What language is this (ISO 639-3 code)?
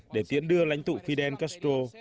vie